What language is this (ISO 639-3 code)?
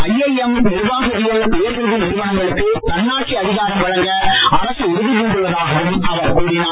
tam